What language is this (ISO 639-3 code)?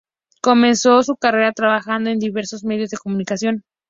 spa